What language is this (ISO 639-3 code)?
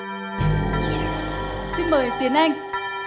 vie